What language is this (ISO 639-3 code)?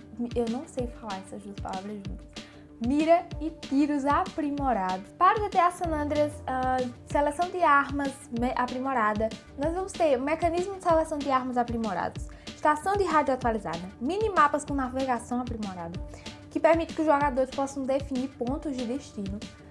por